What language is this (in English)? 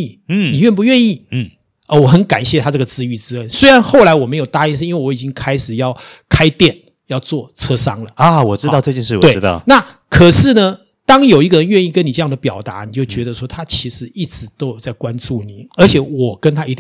Chinese